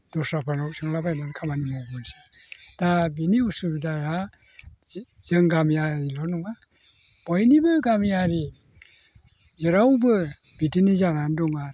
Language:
Bodo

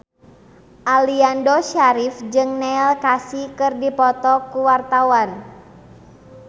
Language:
Sundanese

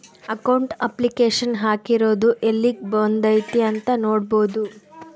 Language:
Kannada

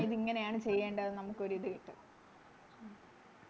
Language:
Malayalam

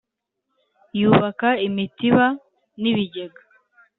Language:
Kinyarwanda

